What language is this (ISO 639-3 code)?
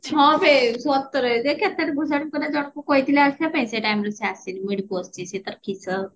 ori